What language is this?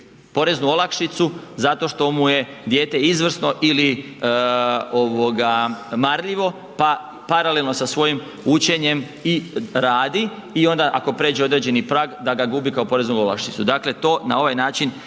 Croatian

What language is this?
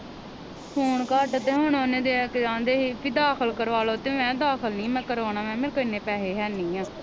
Punjabi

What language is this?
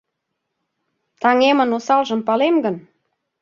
Mari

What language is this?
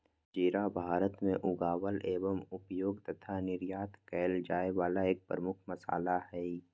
Magahi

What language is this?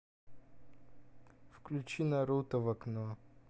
Russian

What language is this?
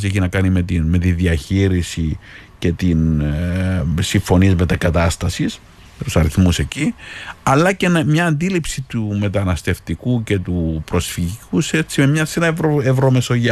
Greek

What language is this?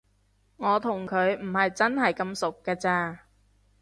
Cantonese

